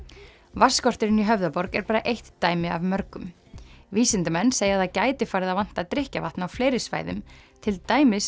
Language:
Icelandic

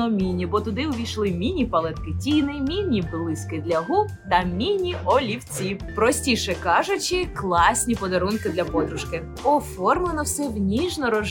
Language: Ukrainian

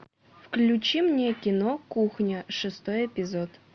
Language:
Russian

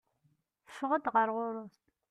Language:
Kabyle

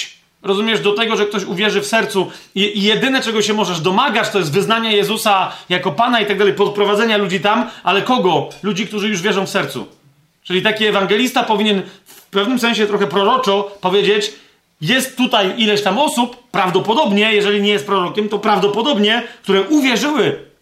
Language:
Polish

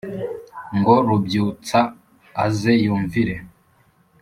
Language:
Kinyarwanda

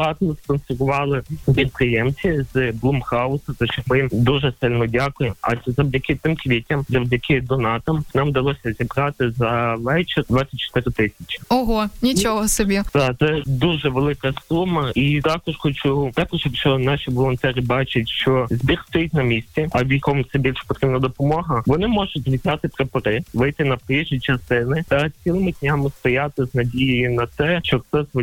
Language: Ukrainian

